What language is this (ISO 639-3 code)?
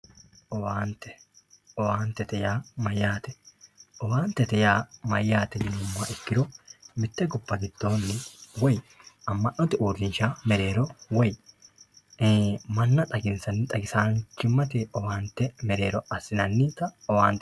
sid